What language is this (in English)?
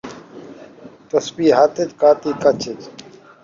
Saraiki